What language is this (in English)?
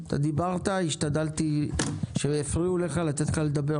Hebrew